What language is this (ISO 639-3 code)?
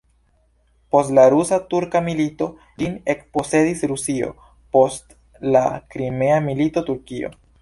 epo